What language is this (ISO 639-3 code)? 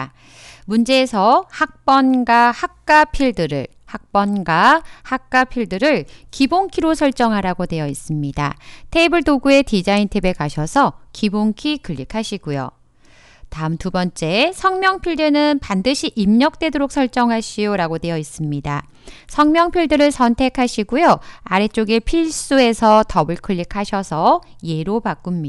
kor